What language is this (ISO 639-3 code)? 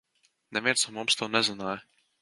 lav